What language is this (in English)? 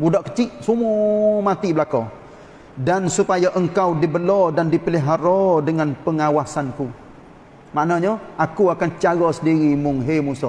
Malay